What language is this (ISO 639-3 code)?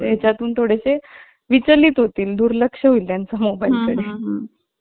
mar